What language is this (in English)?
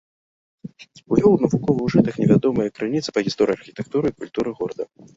Belarusian